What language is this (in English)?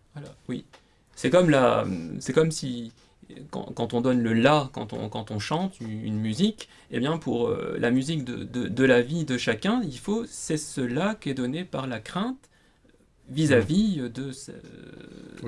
French